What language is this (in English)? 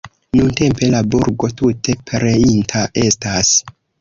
Esperanto